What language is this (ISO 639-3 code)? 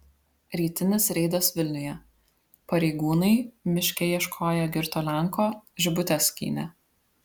lit